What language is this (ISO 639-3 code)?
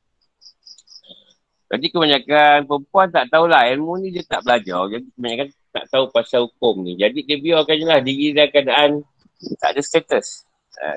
msa